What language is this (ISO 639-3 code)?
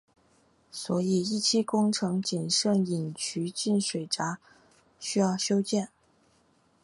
zho